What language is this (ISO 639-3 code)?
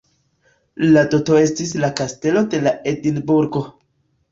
epo